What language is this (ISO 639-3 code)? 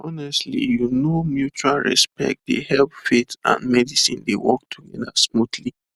pcm